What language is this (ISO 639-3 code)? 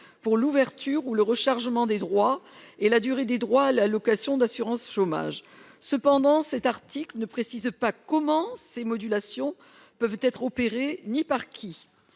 fra